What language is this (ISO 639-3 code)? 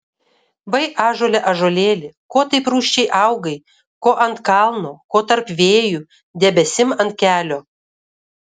lit